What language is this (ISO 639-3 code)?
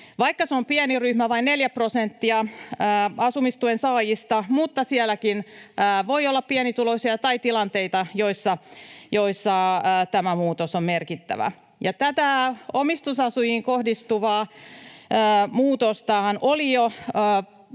fin